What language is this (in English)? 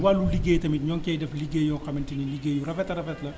Wolof